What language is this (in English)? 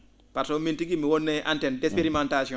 Fula